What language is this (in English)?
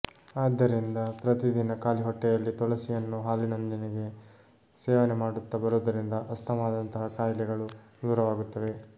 Kannada